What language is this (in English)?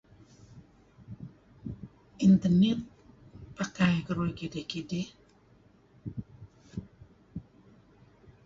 Kelabit